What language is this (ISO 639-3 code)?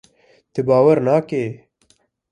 kur